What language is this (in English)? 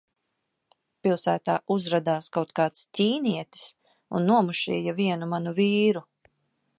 Latvian